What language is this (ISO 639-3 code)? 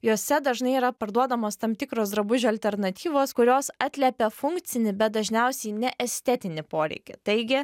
lit